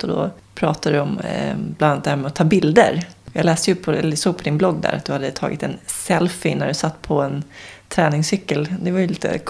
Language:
Swedish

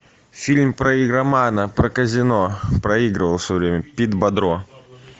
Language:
Russian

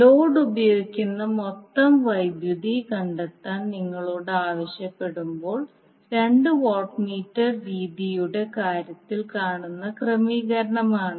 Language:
Malayalam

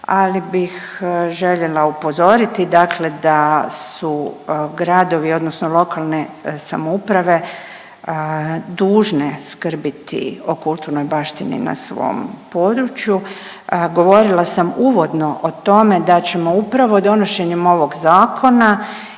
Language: Croatian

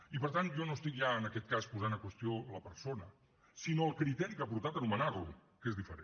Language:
Catalan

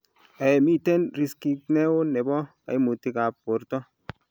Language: Kalenjin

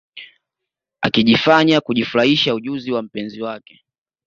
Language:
Swahili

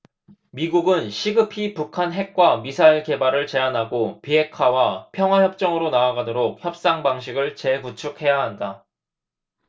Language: Korean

